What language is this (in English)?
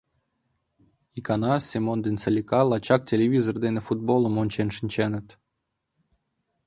Mari